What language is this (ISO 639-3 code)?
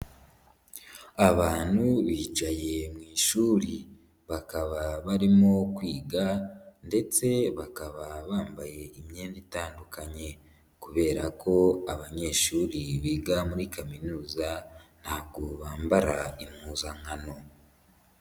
kin